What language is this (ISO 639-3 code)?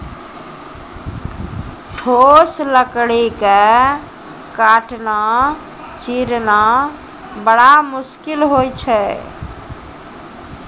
mai